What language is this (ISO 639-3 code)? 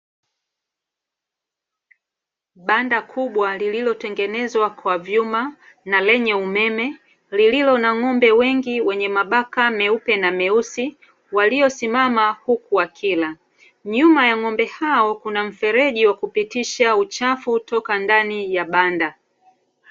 swa